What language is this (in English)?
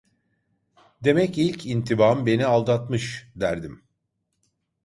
Turkish